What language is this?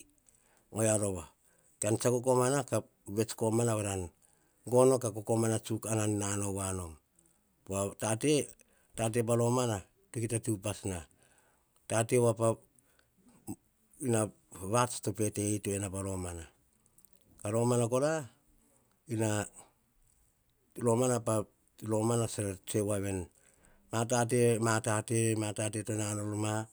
Hahon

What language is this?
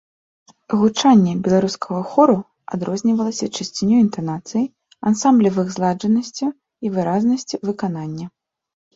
Belarusian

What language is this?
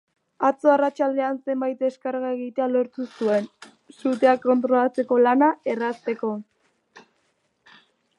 Basque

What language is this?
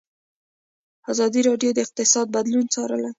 Pashto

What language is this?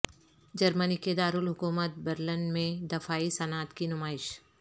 Urdu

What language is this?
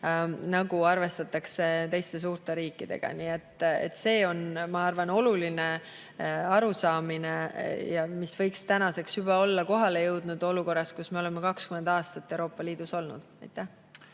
Estonian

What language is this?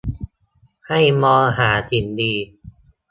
Thai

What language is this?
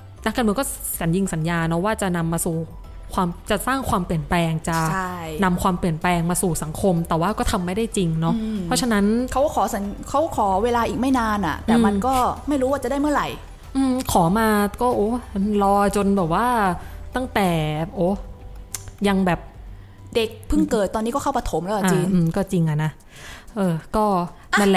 Thai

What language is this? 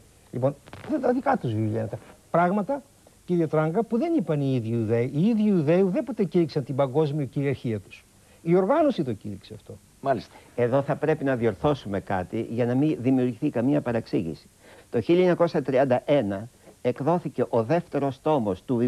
Greek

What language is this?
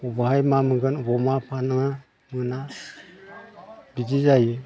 Bodo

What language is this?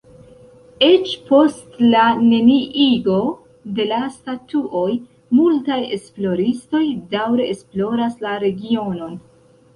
Esperanto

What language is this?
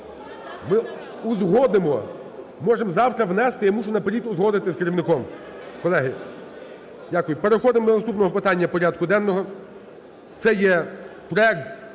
Ukrainian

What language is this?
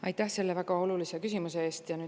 Estonian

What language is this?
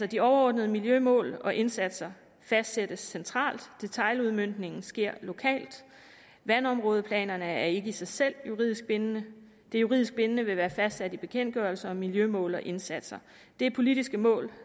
Danish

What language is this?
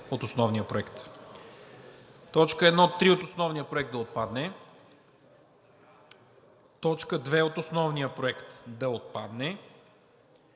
Bulgarian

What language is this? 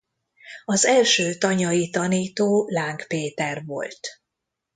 Hungarian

